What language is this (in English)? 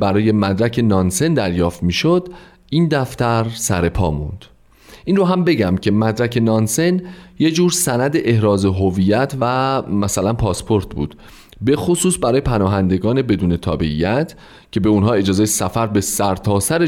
Persian